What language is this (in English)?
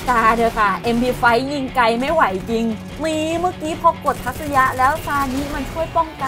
Thai